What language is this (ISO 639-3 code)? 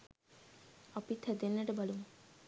sin